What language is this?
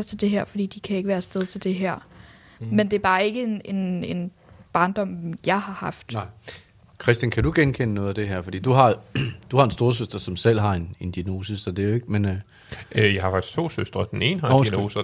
Danish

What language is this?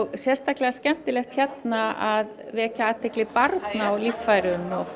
Icelandic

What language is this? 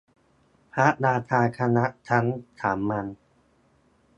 Thai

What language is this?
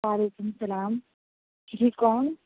Urdu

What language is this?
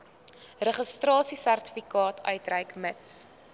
Afrikaans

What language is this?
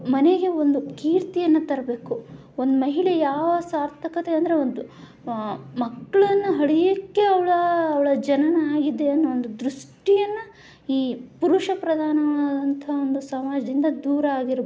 Kannada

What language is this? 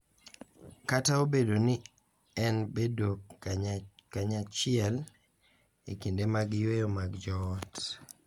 Luo (Kenya and Tanzania)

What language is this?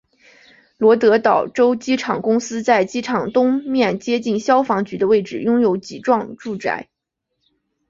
Chinese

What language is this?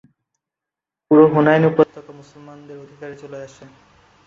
Bangla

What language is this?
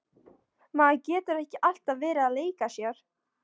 Icelandic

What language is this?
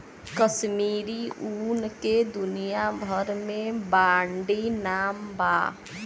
Bhojpuri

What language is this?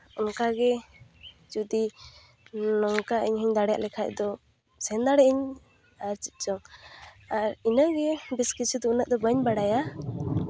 Santali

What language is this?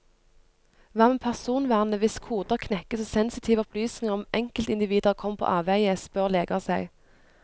Norwegian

